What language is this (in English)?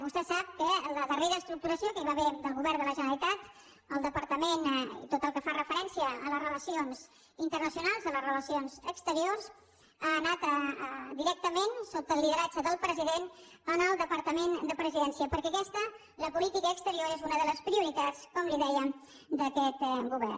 Catalan